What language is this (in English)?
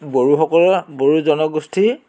Assamese